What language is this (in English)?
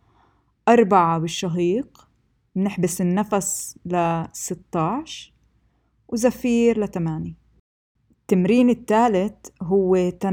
Arabic